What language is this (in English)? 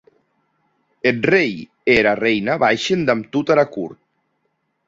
Occitan